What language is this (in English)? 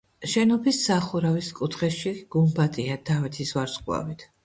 Georgian